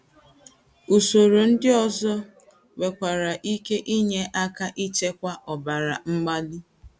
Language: Igbo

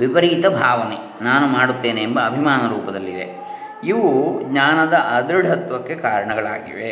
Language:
Kannada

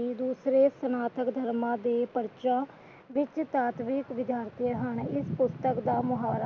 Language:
Punjabi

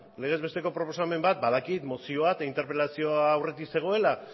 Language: Basque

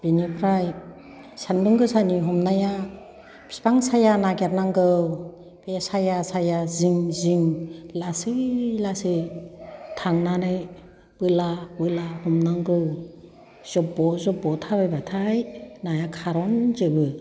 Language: Bodo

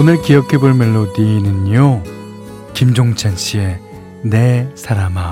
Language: Korean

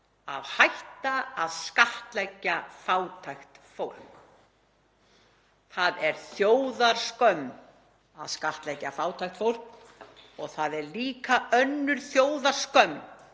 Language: Icelandic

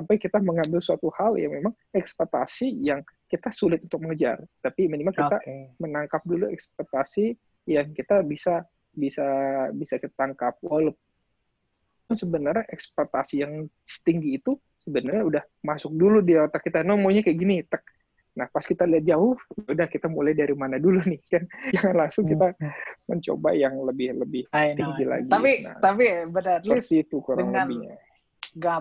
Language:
Indonesian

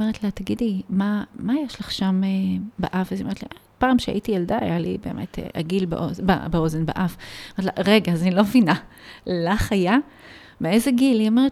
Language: Hebrew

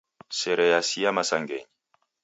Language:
Taita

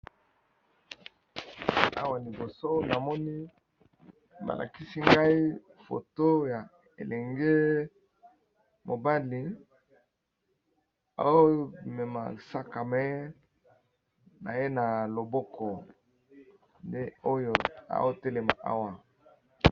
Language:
Lingala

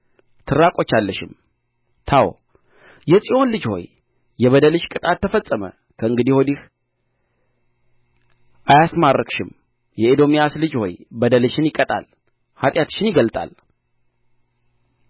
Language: Amharic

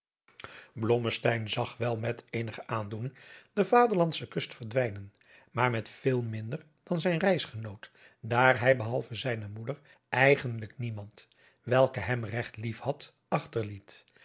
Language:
Dutch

